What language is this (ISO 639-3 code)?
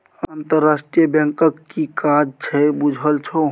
mai